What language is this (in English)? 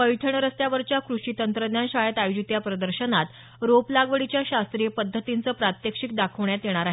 Marathi